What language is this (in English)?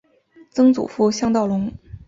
Chinese